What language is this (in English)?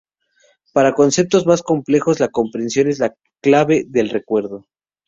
Spanish